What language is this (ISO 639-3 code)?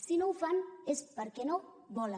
cat